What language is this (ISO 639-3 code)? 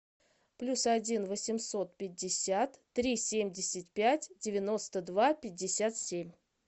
rus